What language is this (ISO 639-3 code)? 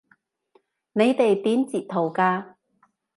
yue